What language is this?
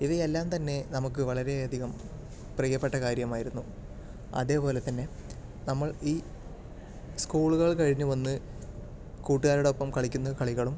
Malayalam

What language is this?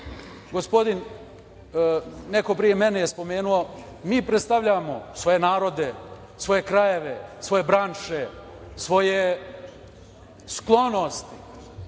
Serbian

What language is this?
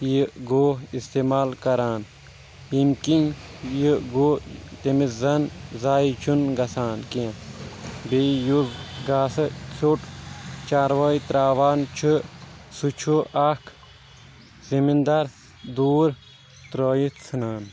Kashmiri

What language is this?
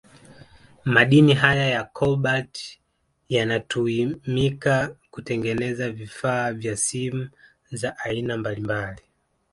Swahili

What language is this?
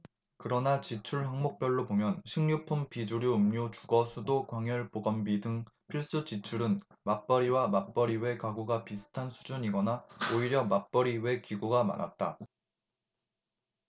Korean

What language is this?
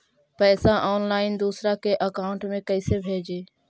Magahi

